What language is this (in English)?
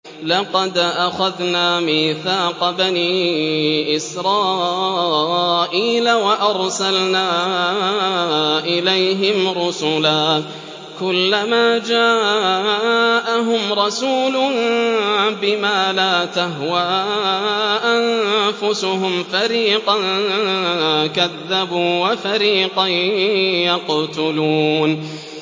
Arabic